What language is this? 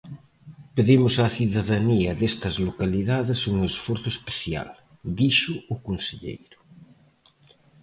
Galician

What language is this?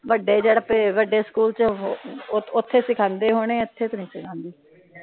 Punjabi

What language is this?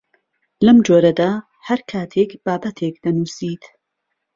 Central Kurdish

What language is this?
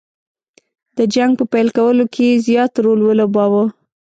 Pashto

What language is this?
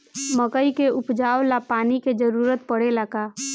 Bhojpuri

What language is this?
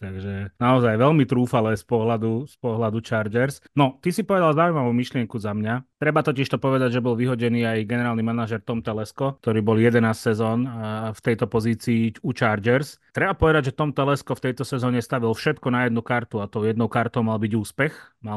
Slovak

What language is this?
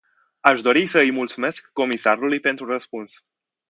Romanian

